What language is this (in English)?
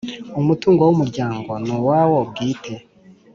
Kinyarwanda